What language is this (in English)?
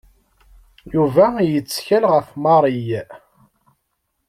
Kabyle